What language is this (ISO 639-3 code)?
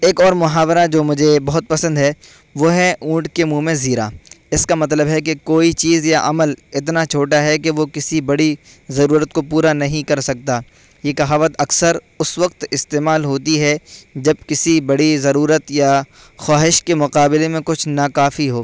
urd